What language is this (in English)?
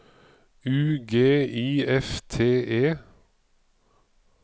Norwegian